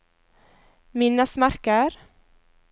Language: Norwegian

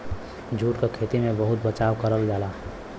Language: Bhojpuri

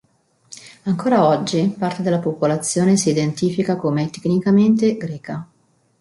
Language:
Italian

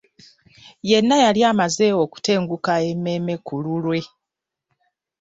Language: Ganda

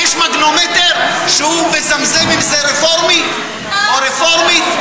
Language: Hebrew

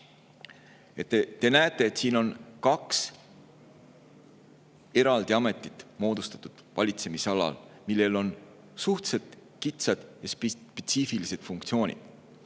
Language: Estonian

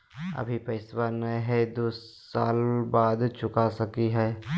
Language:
Magahi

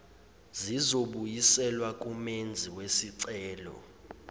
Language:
Zulu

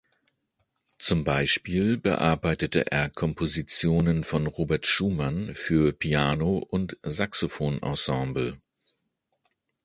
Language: German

